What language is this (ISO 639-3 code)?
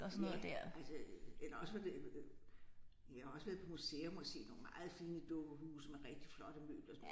dan